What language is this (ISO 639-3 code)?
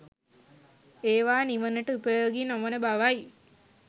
sin